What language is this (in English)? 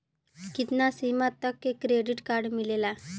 Bhojpuri